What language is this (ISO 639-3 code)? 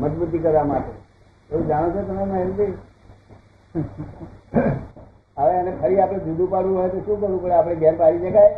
guj